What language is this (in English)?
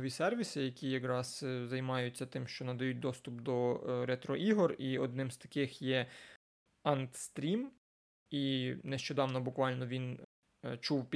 Ukrainian